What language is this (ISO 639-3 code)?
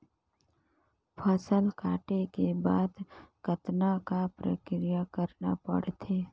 hne